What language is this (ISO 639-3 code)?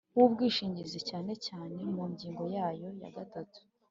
kin